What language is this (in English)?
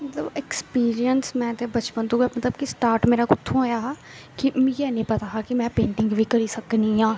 Dogri